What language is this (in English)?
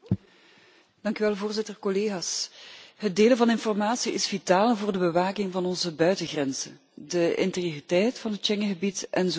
Dutch